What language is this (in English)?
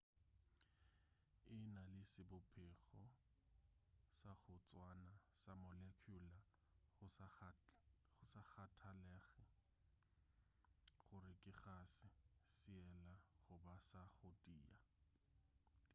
Northern Sotho